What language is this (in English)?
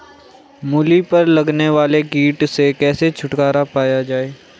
Hindi